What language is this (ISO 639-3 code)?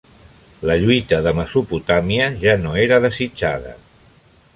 cat